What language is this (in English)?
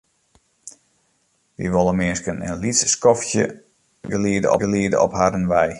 Western Frisian